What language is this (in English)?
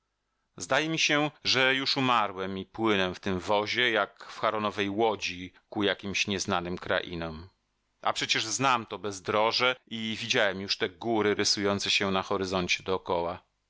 Polish